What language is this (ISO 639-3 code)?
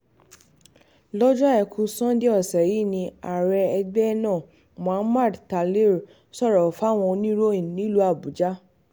yor